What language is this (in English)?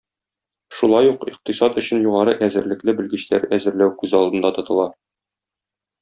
Tatar